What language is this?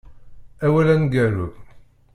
Kabyle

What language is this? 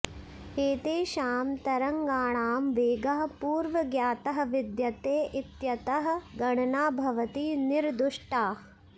Sanskrit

